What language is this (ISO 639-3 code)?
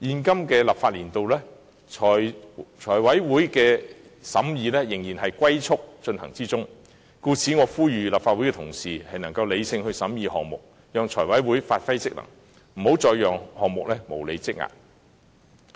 yue